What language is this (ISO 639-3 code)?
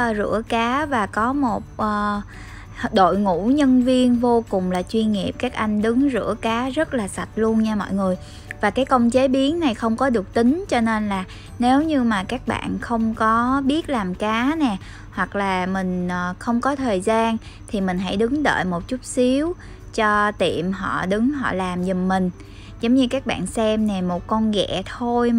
vie